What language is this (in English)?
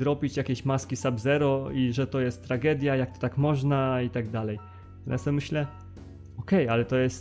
Polish